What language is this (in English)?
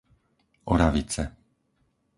Slovak